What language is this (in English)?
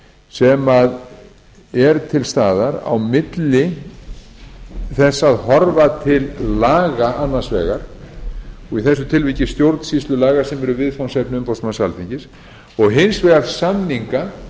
Icelandic